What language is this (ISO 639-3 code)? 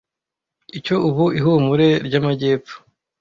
kin